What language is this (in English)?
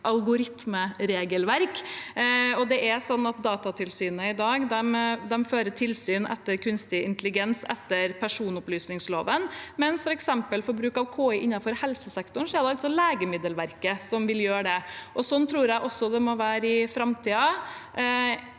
Norwegian